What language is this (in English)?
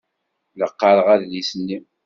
Kabyle